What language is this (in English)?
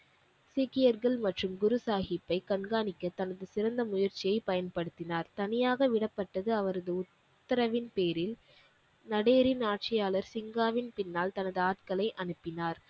Tamil